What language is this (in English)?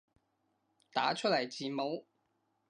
Cantonese